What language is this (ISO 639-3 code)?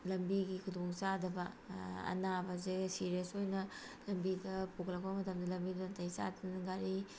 mni